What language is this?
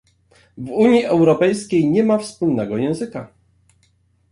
Polish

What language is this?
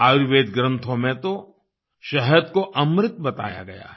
Hindi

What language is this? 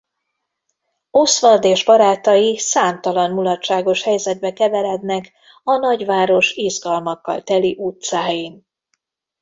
Hungarian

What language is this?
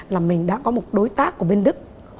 Vietnamese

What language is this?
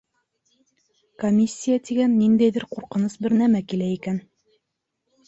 Bashkir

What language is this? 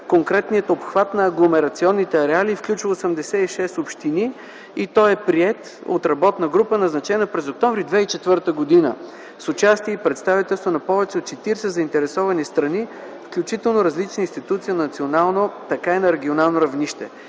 Bulgarian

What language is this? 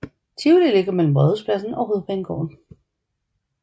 Danish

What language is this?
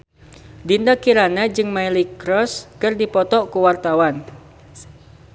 Sundanese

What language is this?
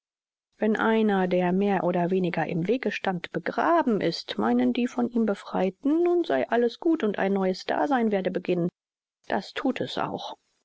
German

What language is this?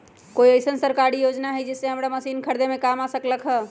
Magahi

